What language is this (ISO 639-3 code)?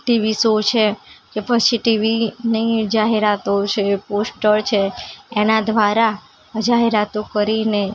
guj